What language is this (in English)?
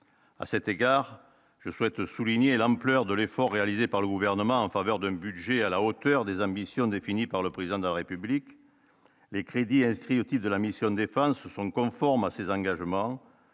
French